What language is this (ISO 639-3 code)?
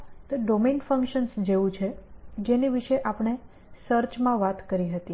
guj